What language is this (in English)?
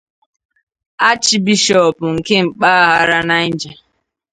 Igbo